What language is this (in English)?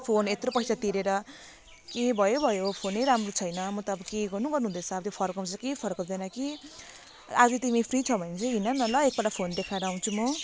Nepali